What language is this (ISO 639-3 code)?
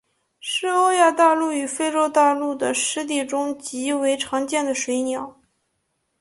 zho